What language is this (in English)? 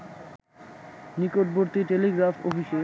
Bangla